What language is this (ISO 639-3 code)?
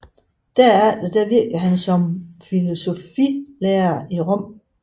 dan